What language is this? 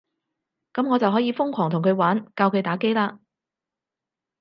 Cantonese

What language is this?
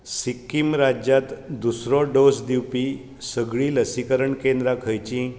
Konkani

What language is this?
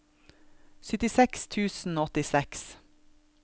Norwegian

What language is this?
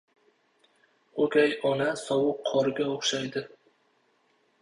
Uzbek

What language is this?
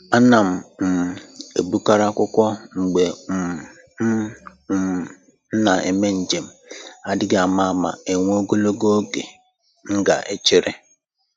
Igbo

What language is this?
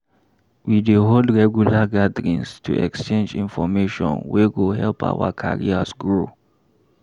Nigerian Pidgin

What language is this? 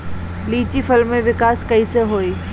Bhojpuri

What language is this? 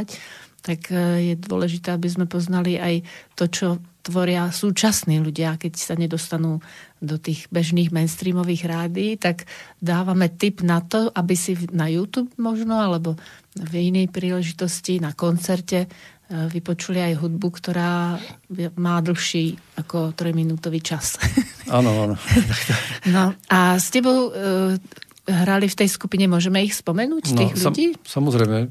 Slovak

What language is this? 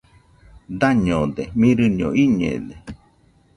Nüpode Huitoto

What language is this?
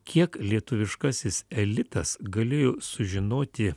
Lithuanian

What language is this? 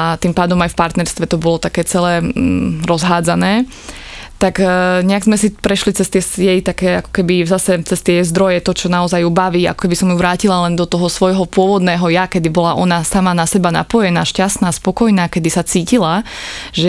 Slovak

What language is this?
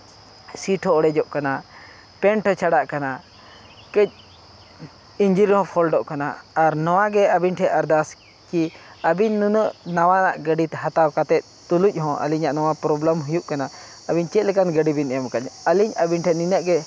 Santali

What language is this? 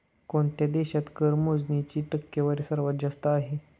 Marathi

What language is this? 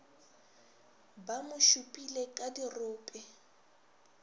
Northern Sotho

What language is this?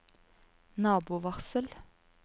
Norwegian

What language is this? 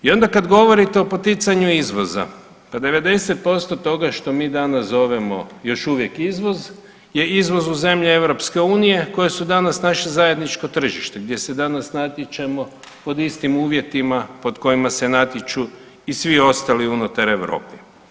Croatian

